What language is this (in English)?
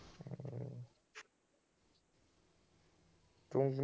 Punjabi